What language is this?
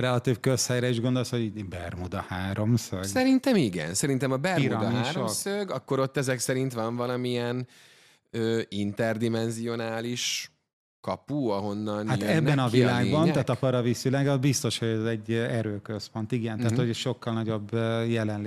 Hungarian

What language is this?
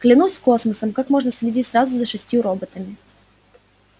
Russian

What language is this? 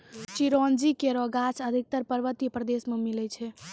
Maithili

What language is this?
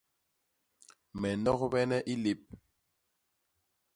Basaa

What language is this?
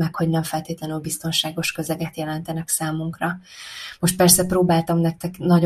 Hungarian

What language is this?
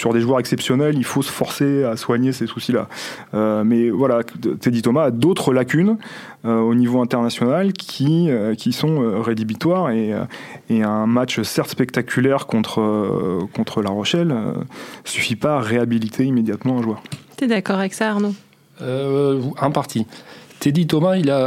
French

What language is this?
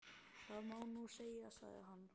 Icelandic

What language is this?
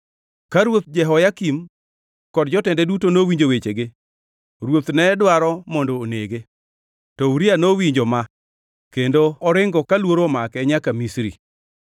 Luo (Kenya and Tanzania)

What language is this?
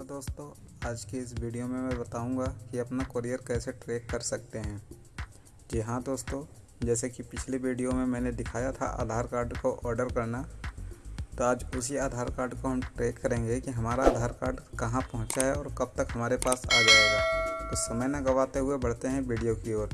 Hindi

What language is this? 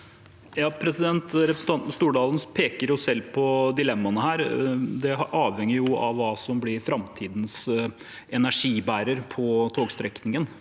Norwegian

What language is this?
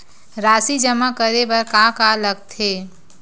Chhattisgarhi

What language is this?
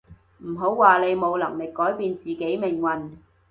Cantonese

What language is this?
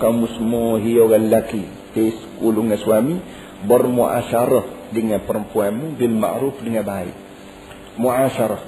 Malay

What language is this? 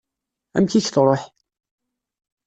Kabyle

